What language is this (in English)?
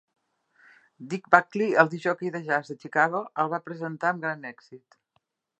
Catalan